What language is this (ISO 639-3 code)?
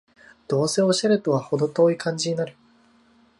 jpn